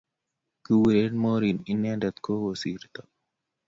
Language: Kalenjin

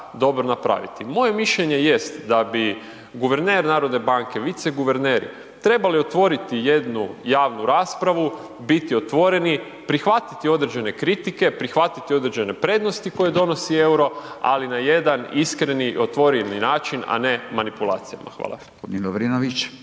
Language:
Croatian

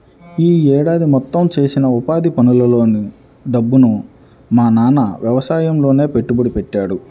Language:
Telugu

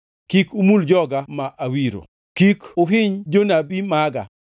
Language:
Luo (Kenya and Tanzania)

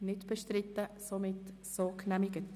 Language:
Swiss German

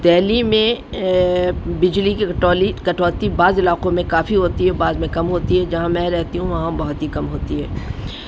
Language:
Urdu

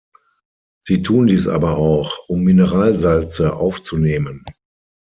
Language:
German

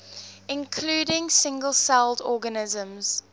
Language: English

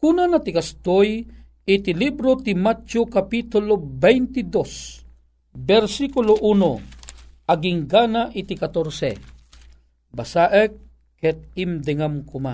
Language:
Filipino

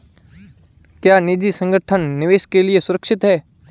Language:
Hindi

